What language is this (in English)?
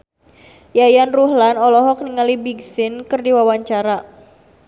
Sundanese